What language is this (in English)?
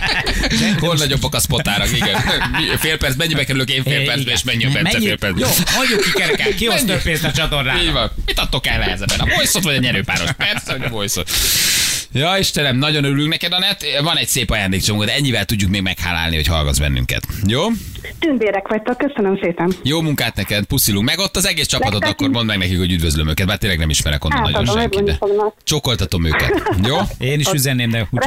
Hungarian